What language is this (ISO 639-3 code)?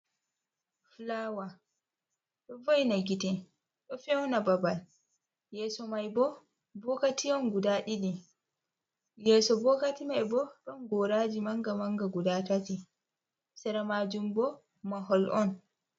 ful